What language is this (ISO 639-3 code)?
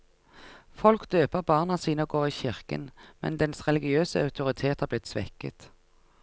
nor